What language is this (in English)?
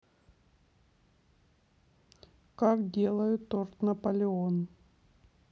Russian